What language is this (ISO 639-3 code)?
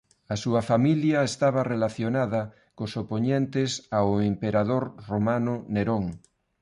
glg